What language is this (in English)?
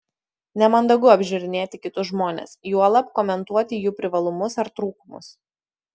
Lithuanian